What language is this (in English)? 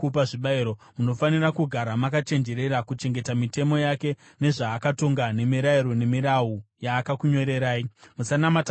Shona